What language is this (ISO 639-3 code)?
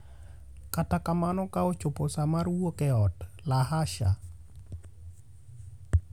luo